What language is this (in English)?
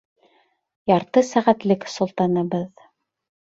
Bashkir